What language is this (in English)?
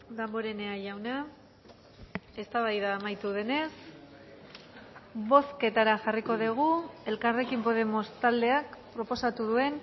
Basque